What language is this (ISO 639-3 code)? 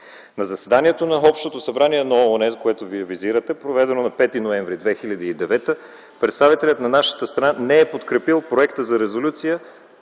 bul